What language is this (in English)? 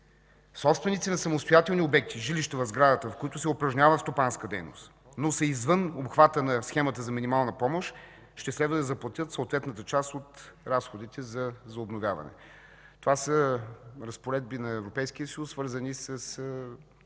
Bulgarian